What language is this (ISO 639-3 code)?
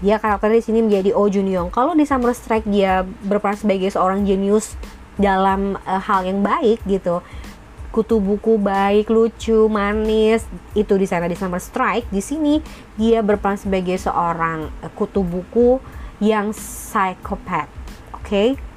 ind